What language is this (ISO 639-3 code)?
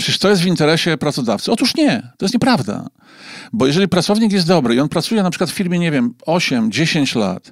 pol